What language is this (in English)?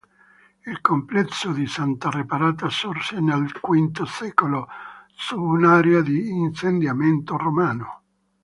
Italian